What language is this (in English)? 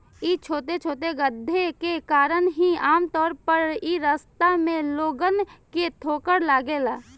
Bhojpuri